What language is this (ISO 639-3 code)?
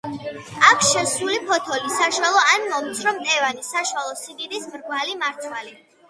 kat